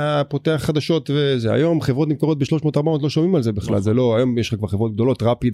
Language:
Hebrew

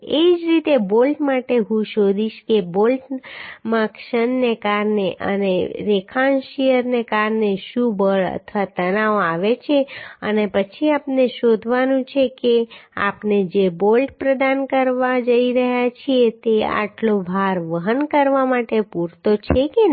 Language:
Gujarati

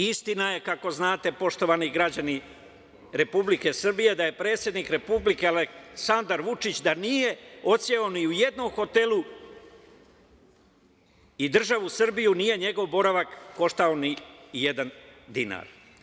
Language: Serbian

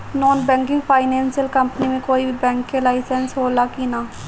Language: Bhojpuri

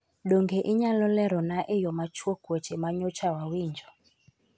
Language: Luo (Kenya and Tanzania)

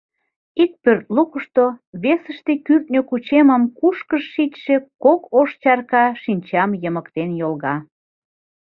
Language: Mari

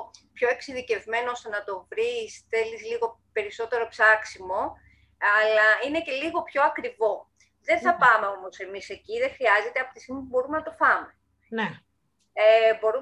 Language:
Greek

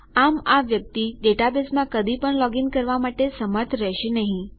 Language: Gujarati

